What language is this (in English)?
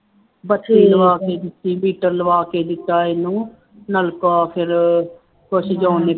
Punjabi